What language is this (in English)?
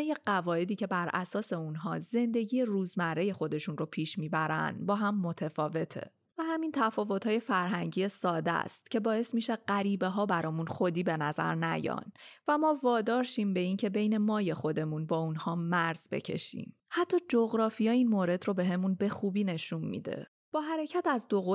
Persian